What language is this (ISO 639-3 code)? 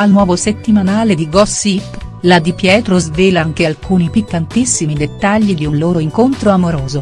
ita